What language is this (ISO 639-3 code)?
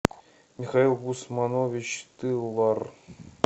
rus